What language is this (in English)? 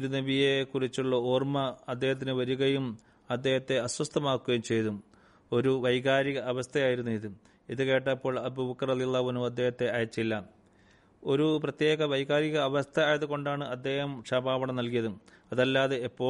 Malayalam